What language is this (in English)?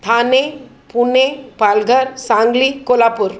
Sindhi